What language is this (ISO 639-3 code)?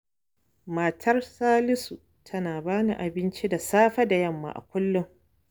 hau